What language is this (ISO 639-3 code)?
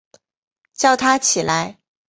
zho